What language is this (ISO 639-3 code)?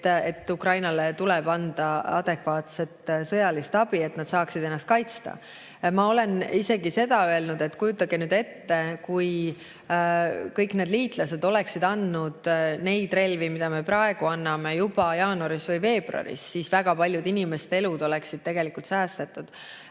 est